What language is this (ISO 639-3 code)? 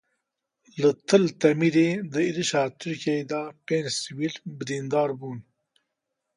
kur